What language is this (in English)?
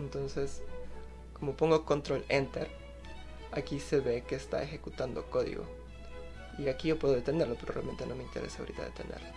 Spanish